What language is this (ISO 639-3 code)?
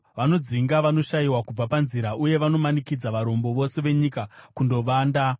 sna